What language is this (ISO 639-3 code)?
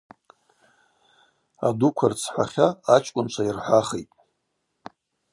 abq